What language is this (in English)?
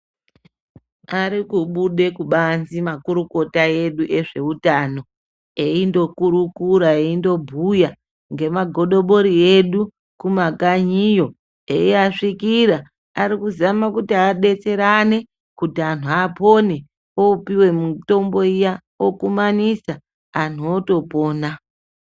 Ndau